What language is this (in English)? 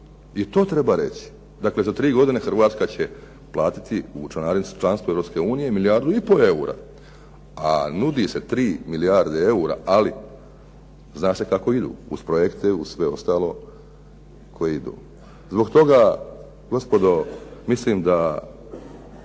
Croatian